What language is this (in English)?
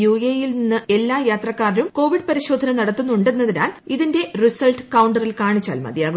Malayalam